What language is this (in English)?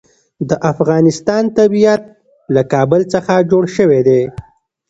Pashto